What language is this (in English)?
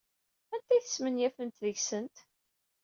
Kabyle